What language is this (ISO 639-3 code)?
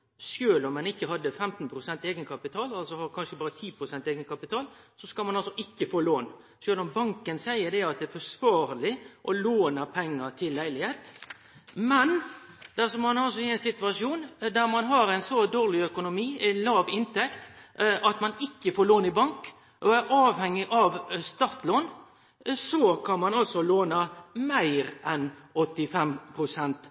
nno